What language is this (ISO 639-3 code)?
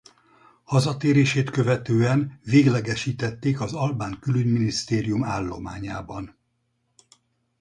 hun